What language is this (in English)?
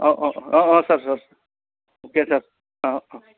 Bodo